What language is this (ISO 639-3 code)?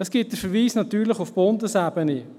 gsw